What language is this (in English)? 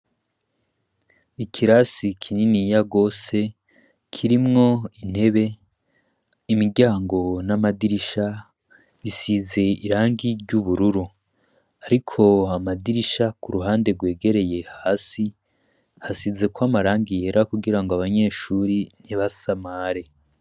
Rundi